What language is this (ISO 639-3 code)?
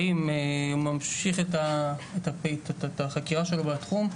heb